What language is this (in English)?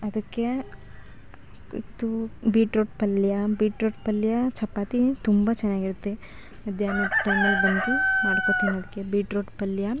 Kannada